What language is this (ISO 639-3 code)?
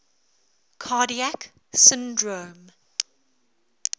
eng